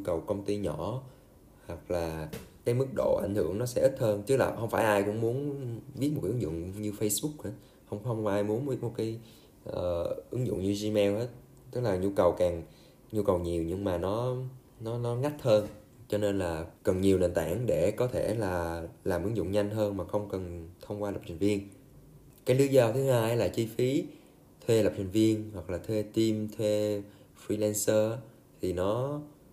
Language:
Vietnamese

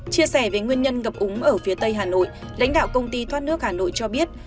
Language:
Vietnamese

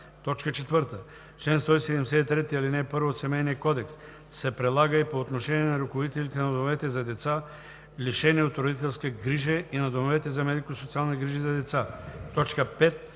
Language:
Bulgarian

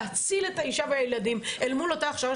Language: Hebrew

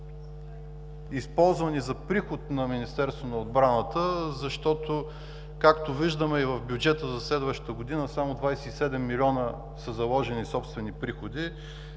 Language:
Bulgarian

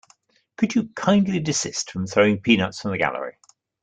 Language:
English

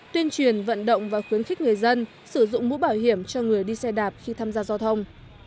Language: Vietnamese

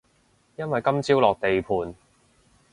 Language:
Cantonese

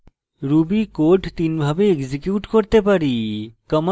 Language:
Bangla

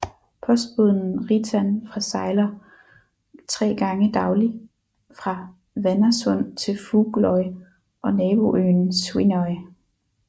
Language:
Danish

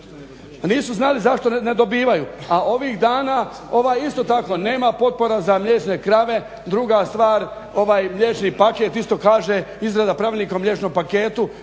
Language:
Croatian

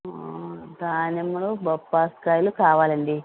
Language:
Telugu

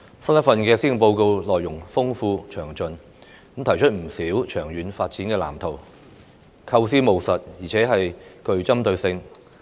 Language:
Cantonese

